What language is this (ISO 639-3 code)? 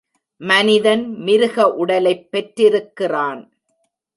tam